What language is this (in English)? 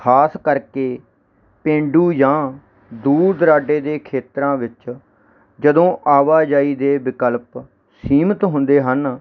Punjabi